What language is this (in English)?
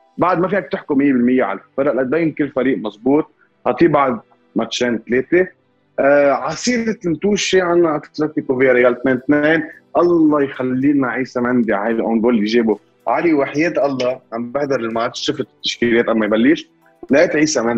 Arabic